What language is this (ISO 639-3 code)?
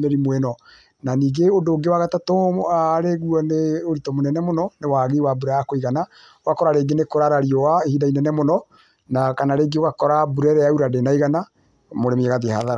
kik